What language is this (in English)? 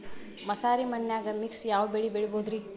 Kannada